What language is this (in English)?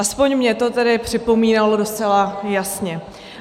Czech